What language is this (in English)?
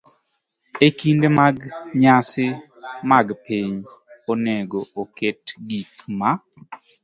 Luo (Kenya and Tanzania)